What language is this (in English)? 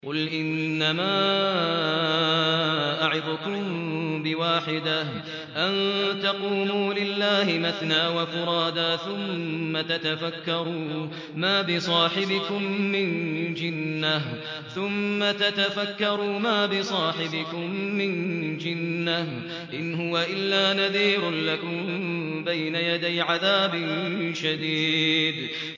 Arabic